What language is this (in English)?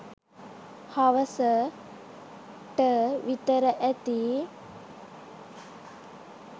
Sinhala